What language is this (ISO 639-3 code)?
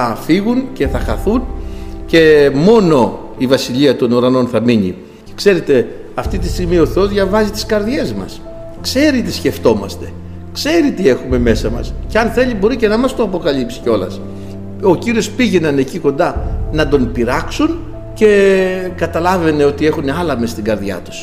ell